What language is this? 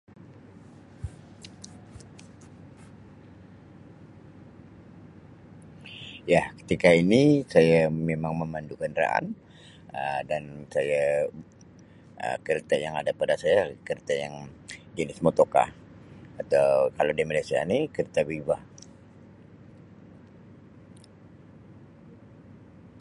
Sabah Malay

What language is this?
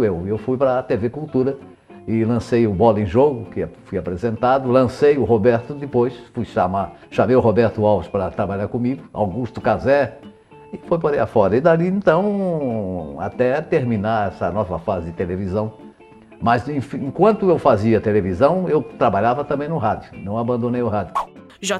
Portuguese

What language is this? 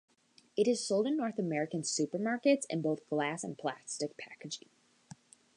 English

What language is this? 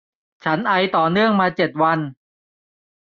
Thai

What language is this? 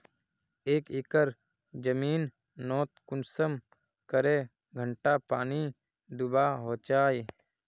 Magahi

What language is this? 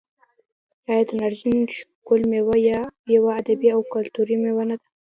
Pashto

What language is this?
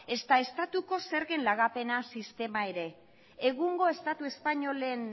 Basque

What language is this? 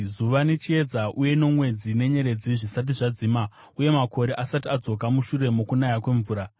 Shona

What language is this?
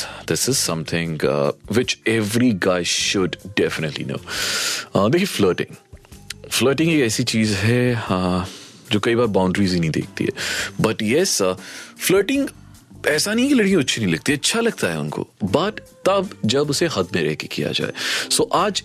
Hindi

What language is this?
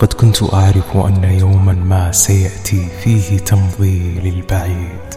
Arabic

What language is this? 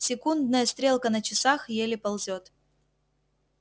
Russian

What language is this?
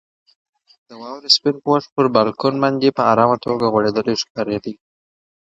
Pashto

